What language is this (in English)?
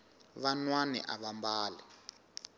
Tsonga